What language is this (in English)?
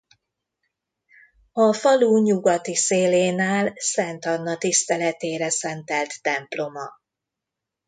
Hungarian